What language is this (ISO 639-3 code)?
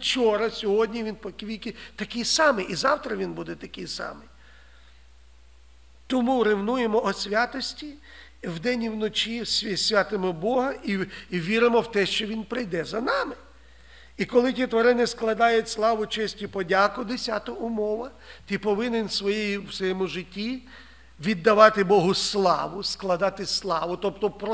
ukr